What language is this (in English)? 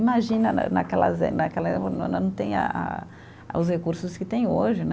Portuguese